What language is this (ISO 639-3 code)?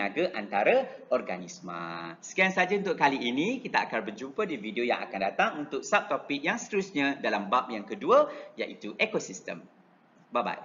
msa